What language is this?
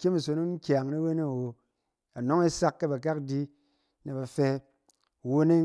Cen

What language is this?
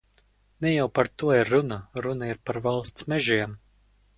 Latvian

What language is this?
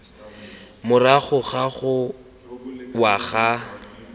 Tswana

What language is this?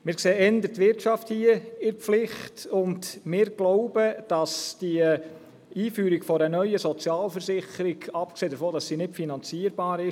Swiss German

